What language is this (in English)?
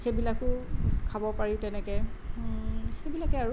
Assamese